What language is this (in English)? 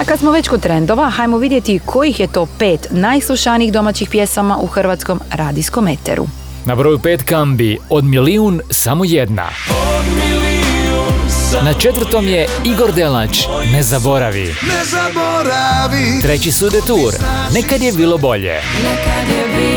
Croatian